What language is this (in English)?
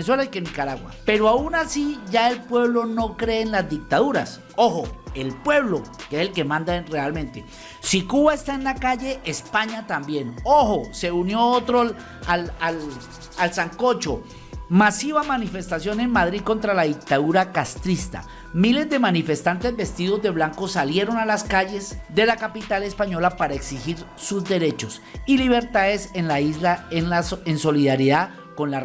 Spanish